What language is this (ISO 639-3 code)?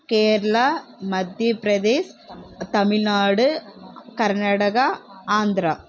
tam